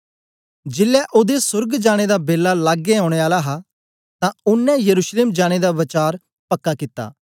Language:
Dogri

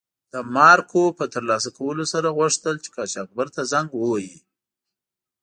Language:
Pashto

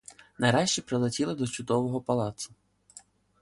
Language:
Ukrainian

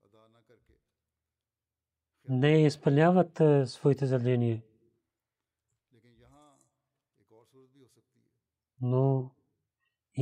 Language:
Bulgarian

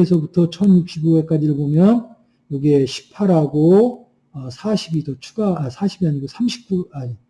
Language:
Korean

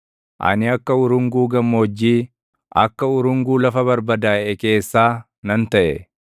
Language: Oromo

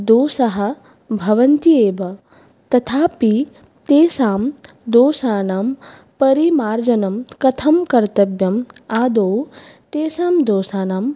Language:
Sanskrit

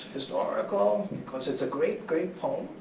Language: English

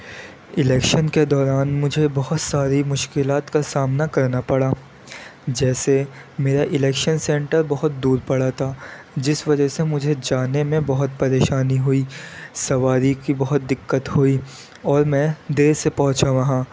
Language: Urdu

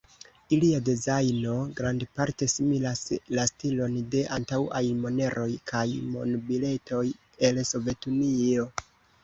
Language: Esperanto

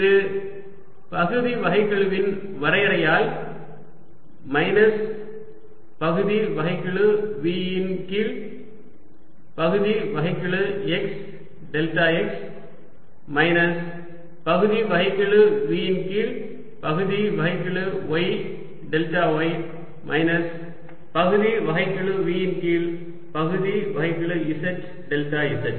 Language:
Tamil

